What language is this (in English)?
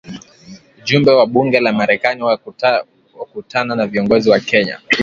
Swahili